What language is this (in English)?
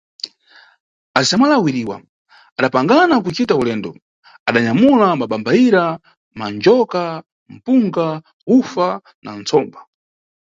Nyungwe